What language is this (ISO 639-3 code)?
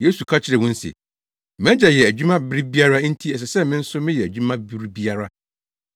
aka